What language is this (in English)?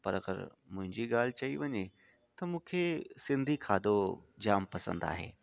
Sindhi